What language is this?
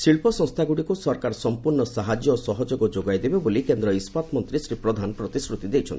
Odia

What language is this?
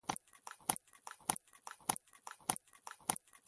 Pashto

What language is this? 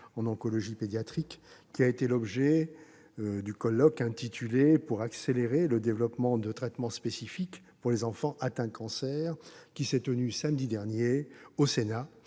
French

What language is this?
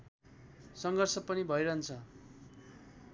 Nepali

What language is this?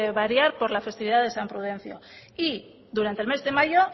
Spanish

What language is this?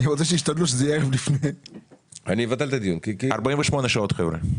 Hebrew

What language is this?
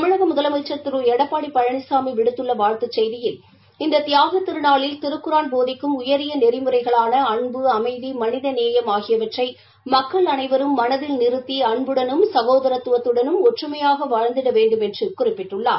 Tamil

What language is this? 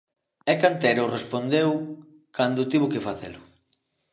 Galician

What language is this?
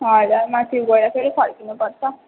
Nepali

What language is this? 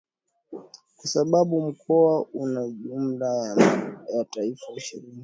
Swahili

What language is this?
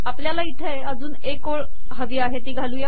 Marathi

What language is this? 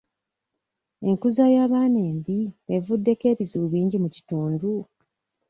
Ganda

